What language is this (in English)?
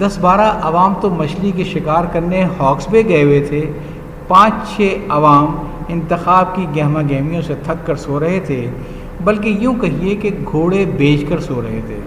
Urdu